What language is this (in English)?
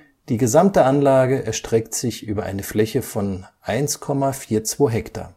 German